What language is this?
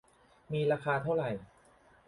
Thai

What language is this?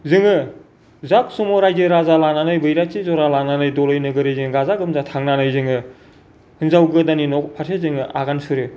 Bodo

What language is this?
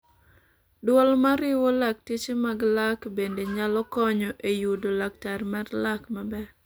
Luo (Kenya and Tanzania)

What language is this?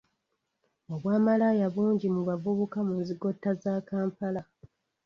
Ganda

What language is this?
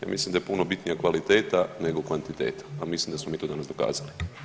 Croatian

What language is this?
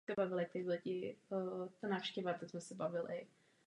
Czech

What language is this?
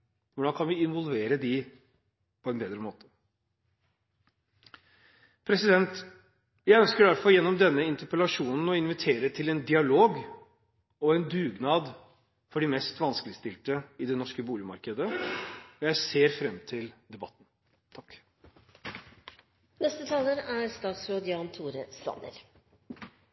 Norwegian Bokmål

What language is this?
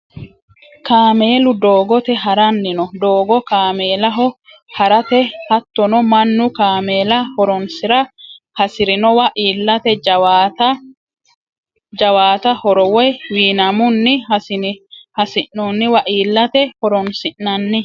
Sidamo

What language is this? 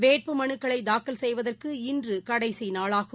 Tamil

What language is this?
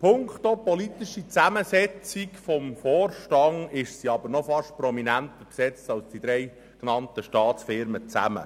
Swiss German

